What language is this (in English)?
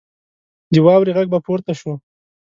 Pashto